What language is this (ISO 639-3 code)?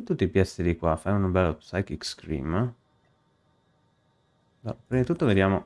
ita